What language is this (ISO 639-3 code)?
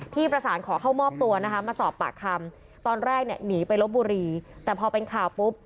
tha